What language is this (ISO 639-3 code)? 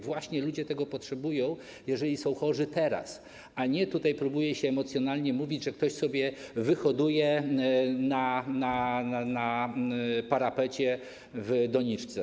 pol